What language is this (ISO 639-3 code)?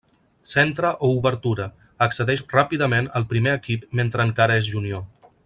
cat